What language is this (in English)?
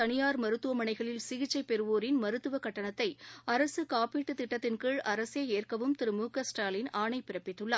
Tamil